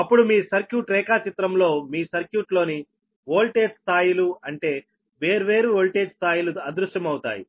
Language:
Telugu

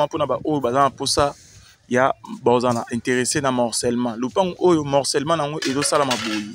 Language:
French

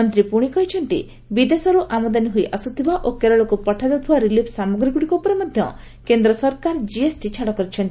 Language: Odia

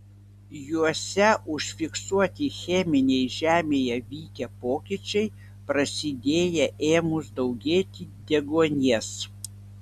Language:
Lithuanian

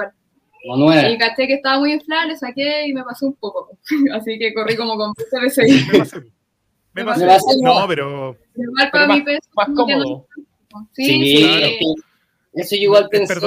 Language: Spanish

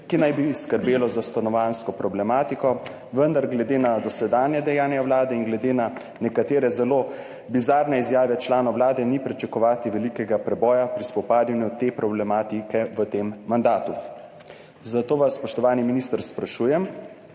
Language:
Slovenian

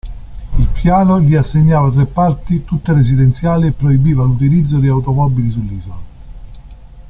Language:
Italian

